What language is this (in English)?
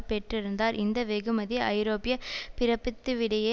Tamil